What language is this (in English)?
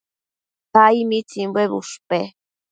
Matsés